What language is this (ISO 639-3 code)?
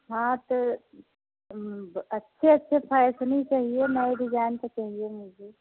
hin